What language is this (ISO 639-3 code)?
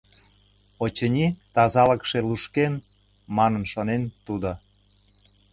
chm